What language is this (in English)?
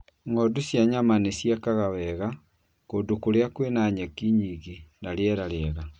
Kikuyu